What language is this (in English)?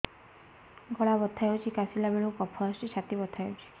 Odia